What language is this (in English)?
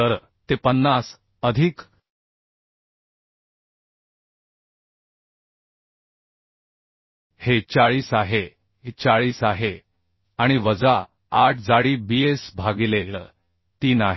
Marathi